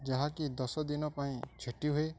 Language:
Odia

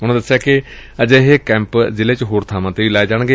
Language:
Punjabi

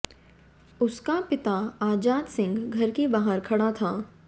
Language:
Hindi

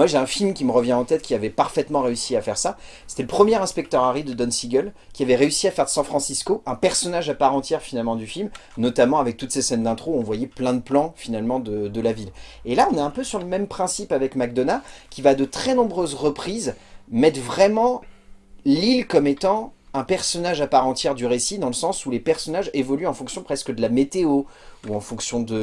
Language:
French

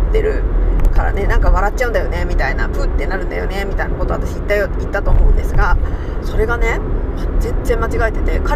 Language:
Japanese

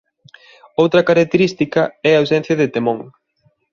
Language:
Galician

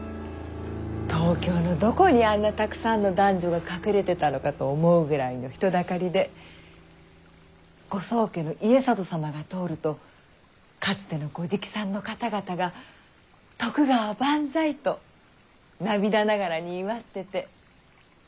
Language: Japanese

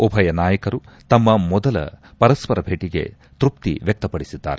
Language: Kannada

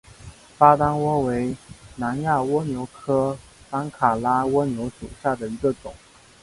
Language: Chinese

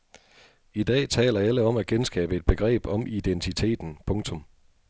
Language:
Danish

